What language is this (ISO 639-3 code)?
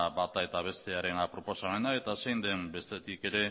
eus